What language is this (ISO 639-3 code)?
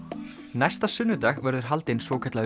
isl